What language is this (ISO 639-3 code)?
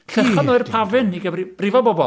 cym